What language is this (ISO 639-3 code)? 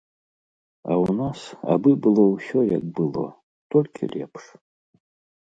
bel